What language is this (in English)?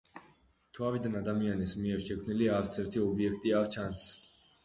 Georgian